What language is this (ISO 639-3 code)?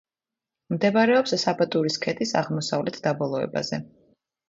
kat